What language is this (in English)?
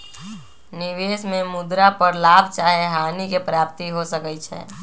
Magahi